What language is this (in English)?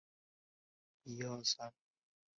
Chinese